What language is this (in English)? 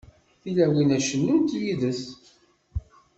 Kabyle